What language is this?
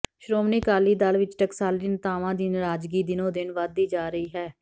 Punjabi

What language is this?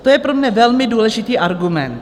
Czech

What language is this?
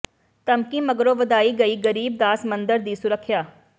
Punjabi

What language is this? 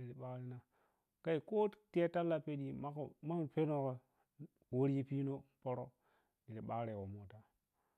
Piya-Kwonci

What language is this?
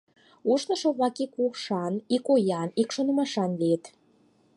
Mari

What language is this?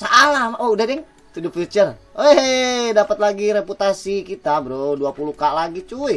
Indonesian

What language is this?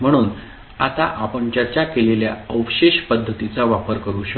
Marathi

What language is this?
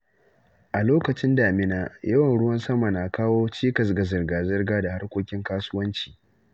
Hausa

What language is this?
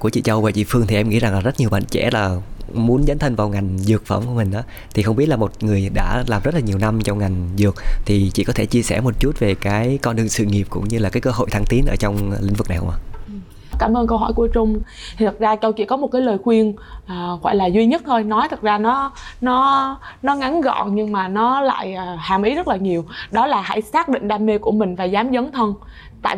Vietnamese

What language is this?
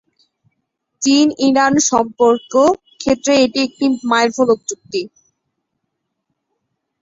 Bangla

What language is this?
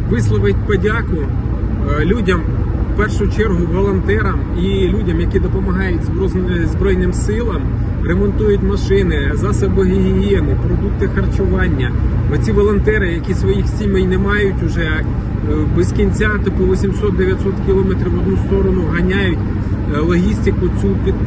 Ukrainian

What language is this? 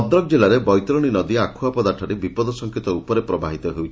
Odia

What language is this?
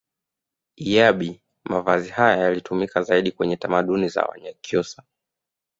Swahili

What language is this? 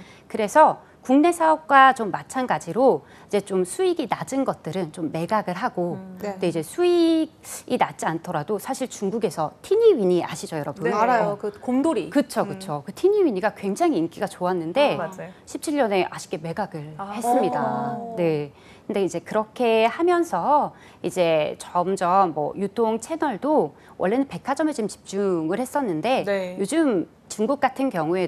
Korean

